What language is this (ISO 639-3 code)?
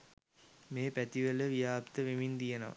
sin